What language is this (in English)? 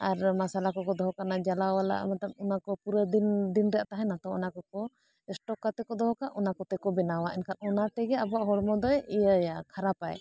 Santali